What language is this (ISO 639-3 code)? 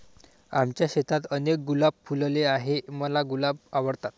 mar